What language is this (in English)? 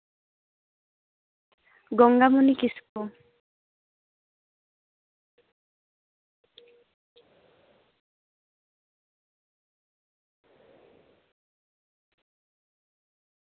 Santali